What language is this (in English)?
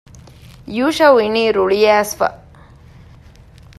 Divehi